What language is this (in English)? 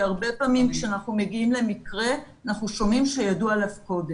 Hebrew